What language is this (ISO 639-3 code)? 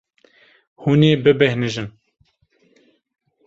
kur